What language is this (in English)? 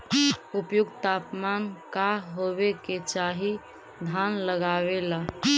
Magahi